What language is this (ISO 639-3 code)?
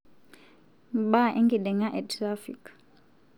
mas